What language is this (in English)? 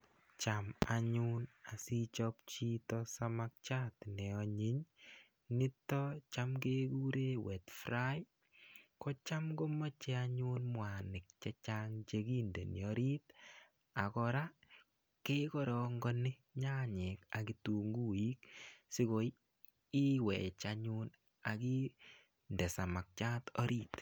Kalenjin